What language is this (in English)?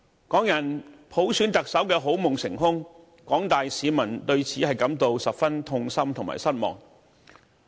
Cantonese